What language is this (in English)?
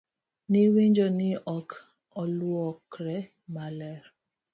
Luo (Kenya and Tanzania)